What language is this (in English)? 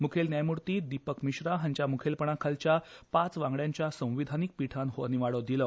Konkani